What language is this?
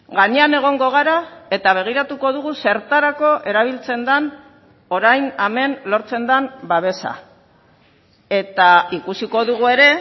Basque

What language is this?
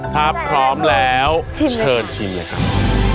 Thai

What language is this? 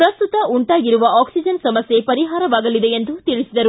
Kannada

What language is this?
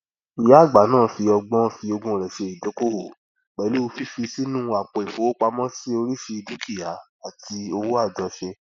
Yoruba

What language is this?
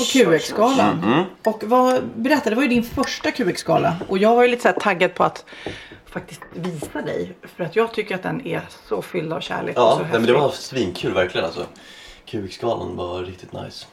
Swedish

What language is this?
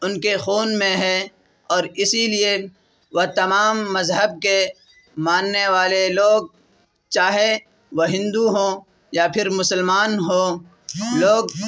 Urdu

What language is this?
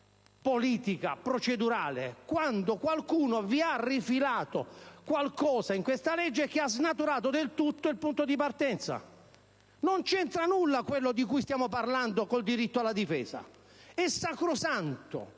Italian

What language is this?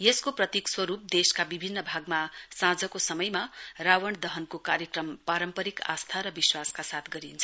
Nepali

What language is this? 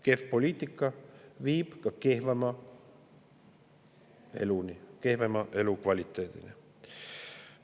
Estonian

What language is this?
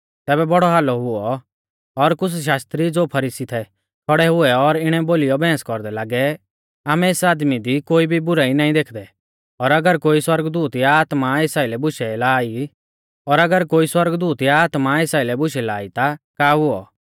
Mahasu Pahari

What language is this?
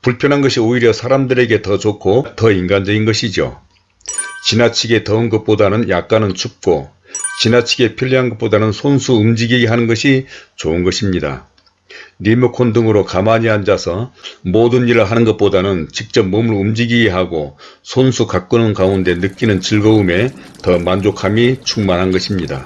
Korean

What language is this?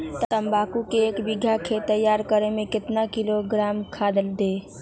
Magahi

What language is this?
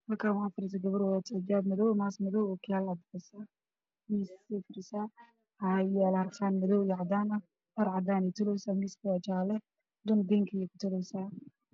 Somali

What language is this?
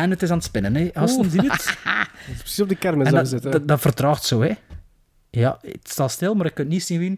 Dutch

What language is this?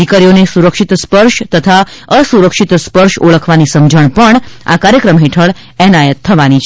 Gujarati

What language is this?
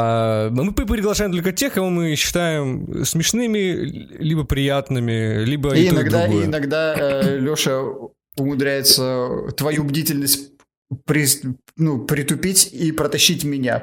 Russian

